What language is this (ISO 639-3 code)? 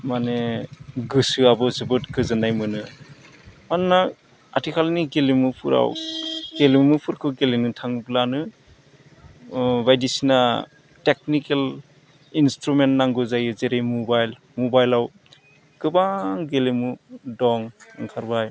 brx